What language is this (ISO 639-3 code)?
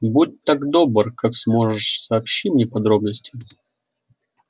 rus